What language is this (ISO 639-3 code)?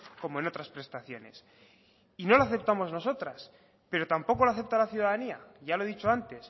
spa